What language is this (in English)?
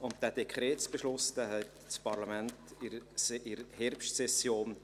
Swiss German